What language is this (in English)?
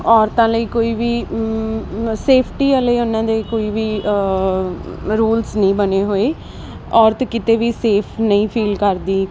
Punjabi